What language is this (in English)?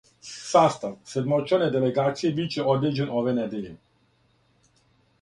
Serbian